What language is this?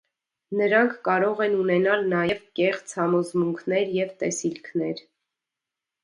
Armenian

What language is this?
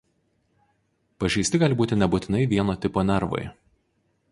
Lithuanian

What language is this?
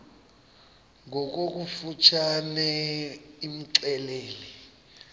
Xhosa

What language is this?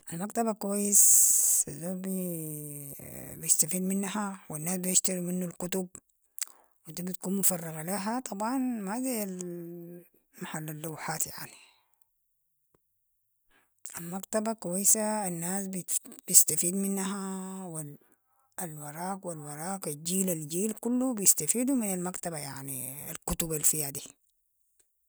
Sudanese Arabic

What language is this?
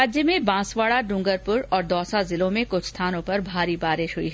Hindi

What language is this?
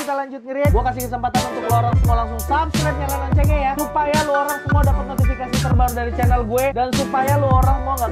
Indonesian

